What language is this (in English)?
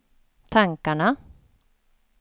Swedish